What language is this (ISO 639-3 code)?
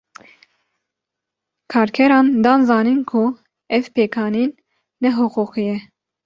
kur